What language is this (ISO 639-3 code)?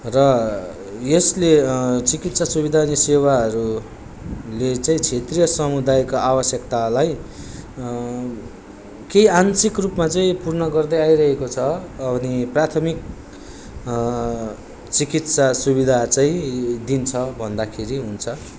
nep